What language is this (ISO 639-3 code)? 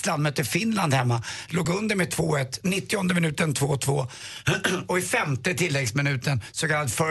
swe